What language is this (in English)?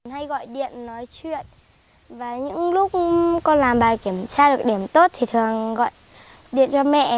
Vietnamese